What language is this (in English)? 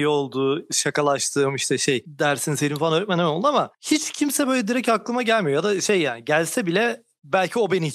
Turkish